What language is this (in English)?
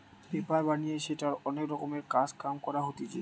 Bangla